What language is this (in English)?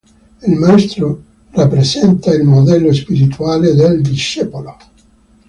Italian